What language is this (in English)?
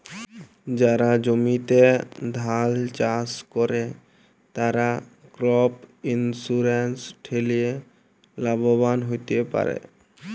Bangla